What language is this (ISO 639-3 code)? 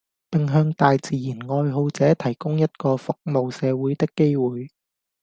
yue